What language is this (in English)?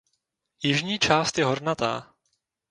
Czech